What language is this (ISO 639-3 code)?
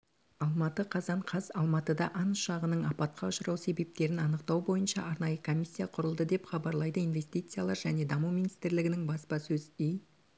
kaz